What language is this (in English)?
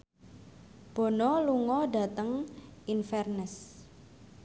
Javanese